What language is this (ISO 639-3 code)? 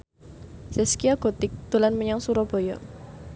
jav